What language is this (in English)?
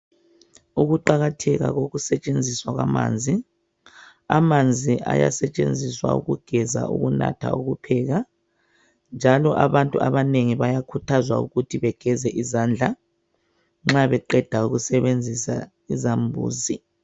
North Ndebele